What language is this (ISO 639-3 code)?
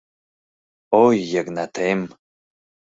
chm